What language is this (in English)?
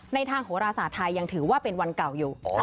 Thai